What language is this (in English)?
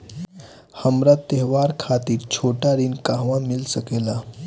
Bhojpuri